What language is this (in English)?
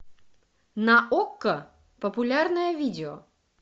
Russian